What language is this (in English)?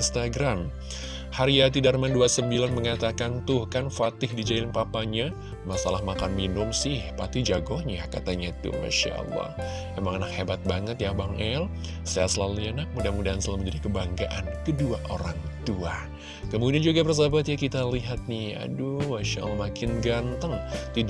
Indonesian